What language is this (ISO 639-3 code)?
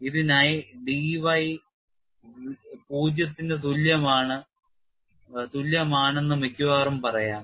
mal